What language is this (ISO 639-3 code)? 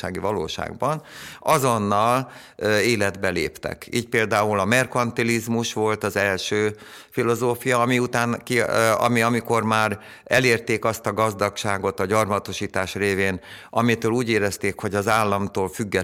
hun